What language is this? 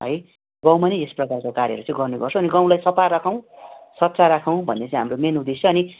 Nepali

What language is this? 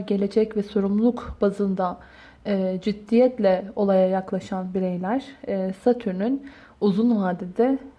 Turkish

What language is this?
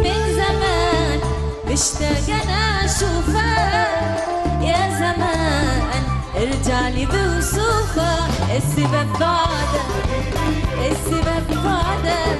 Arabic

